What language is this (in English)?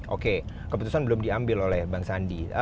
Indonesian